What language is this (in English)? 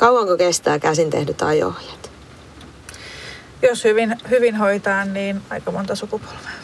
Finnish